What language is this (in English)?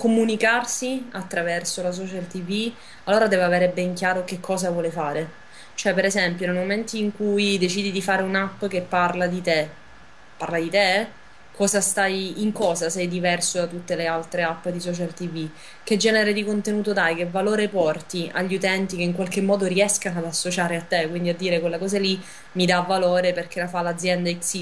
Italian